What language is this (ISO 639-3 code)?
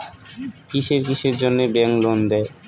ben